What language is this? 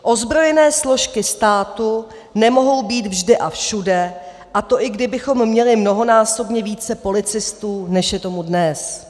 Czech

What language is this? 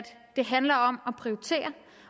Danish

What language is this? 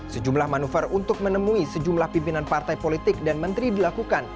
Indonesian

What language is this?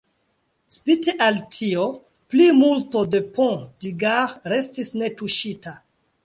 Esperanto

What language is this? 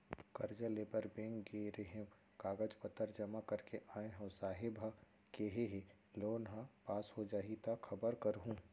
Chhattisgarhi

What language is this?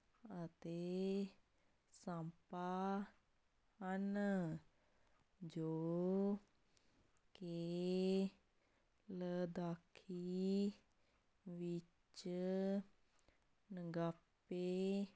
Punjabi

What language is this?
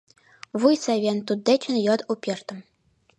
Mari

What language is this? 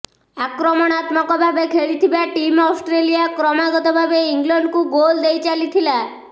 Odia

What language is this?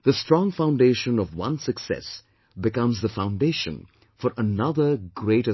English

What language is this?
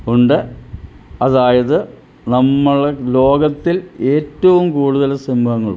Malayalam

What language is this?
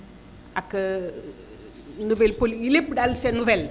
Wolof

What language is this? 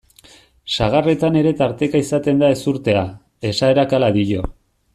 Basque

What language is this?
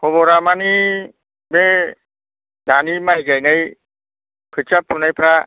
Bodo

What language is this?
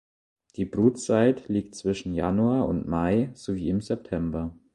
German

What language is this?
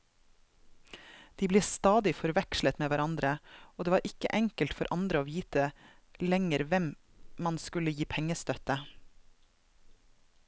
Norwegian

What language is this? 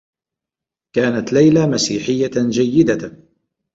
Arabic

